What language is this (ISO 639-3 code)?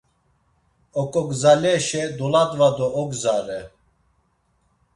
lzz